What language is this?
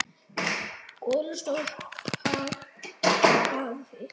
Icelandic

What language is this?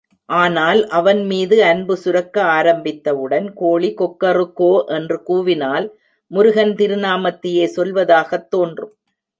Tamil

